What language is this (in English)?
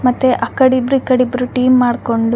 Kannada